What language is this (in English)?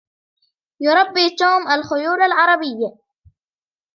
Arabic